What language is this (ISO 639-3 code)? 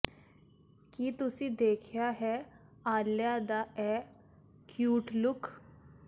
pan